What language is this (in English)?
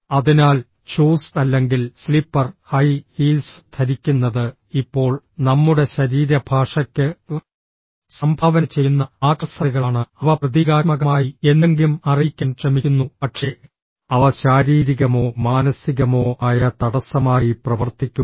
Malayalam